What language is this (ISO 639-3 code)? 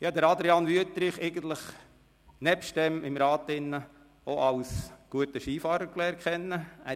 gsw